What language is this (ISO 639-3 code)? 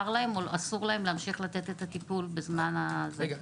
heb